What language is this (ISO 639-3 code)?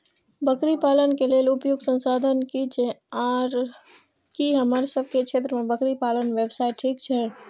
mai